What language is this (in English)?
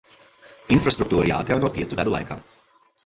Latvian